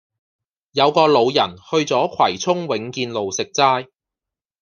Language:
Cantonese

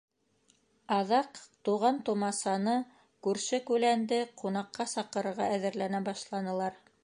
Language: Bashkir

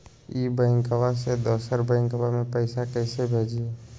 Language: Magahi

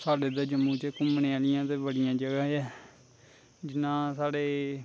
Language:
Dogri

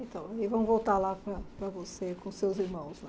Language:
Portuguese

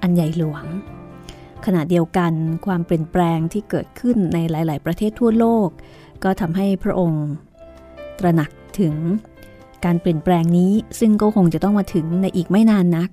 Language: Thai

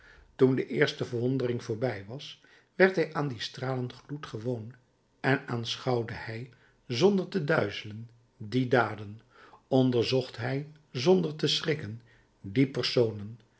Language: Dutch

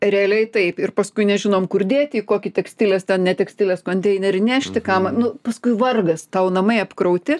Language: Lithuanian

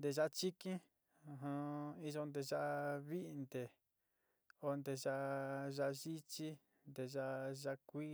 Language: Sinicahua Mixtec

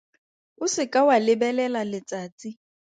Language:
Tswana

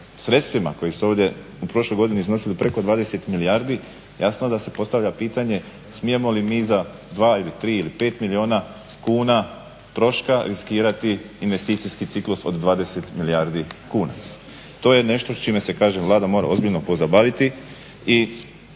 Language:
Croatian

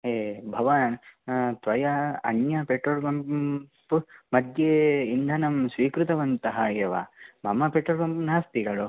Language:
Sanskrit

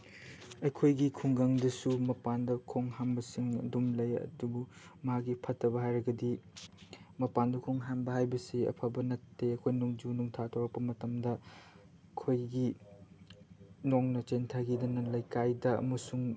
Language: Manipuri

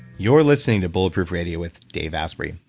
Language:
English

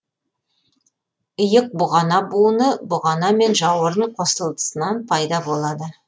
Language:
Kazakh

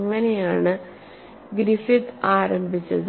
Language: Malayalam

